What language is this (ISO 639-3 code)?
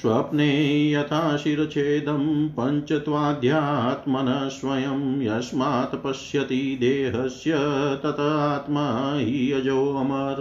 hin